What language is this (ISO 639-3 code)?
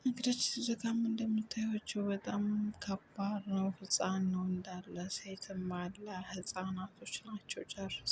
ara